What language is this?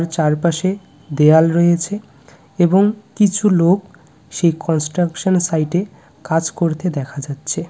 Bangla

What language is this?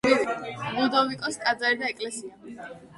Georgian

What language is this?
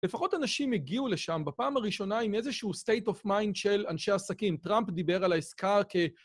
Hebrew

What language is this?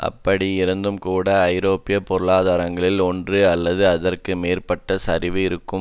Tamil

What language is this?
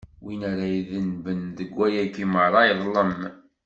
Kabyle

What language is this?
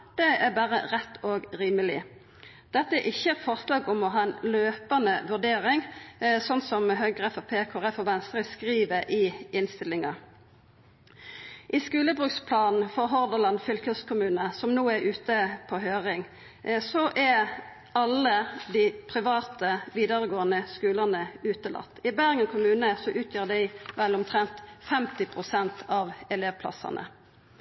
Norwegian Nynorsk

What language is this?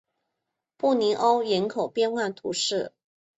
Chinese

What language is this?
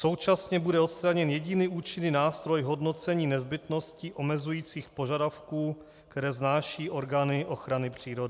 Czech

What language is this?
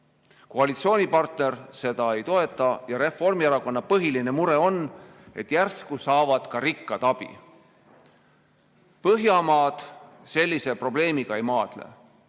Estonian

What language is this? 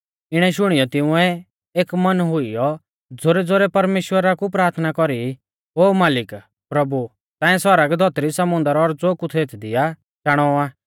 Mahasu Pahari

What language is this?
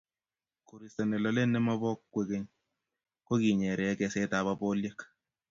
Kalenjin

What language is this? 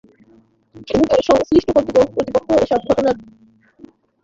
Bangla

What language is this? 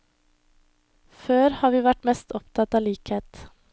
Norwegian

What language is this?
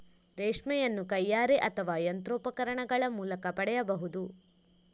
Kannada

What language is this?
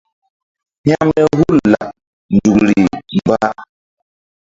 Mbum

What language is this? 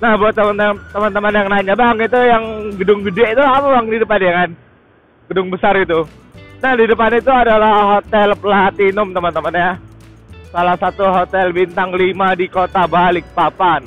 Indonesian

